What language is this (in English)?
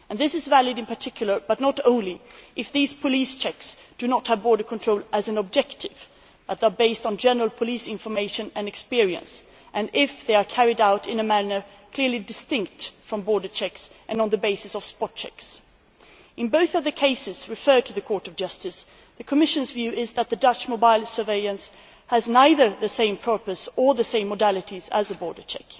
English